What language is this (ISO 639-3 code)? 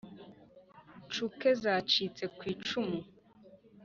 kin